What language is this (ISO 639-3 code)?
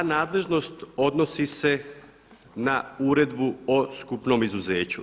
hrv